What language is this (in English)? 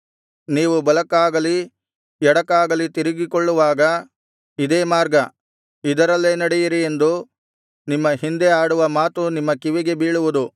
Kannada